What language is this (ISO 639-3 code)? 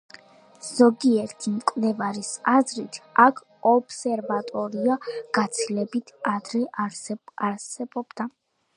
kat